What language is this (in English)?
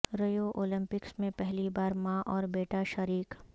Urdu